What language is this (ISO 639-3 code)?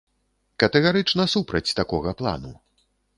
bel